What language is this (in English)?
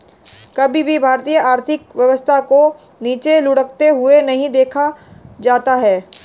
Hindi